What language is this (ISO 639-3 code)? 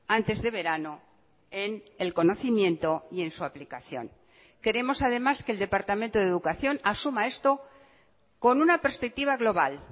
spa